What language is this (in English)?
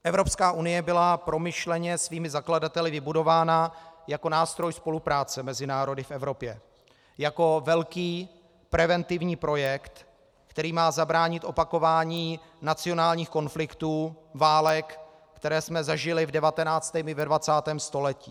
Czech